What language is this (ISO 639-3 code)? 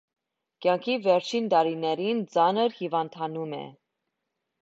hye